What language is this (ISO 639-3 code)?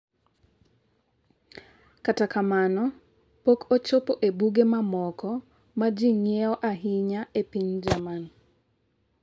luo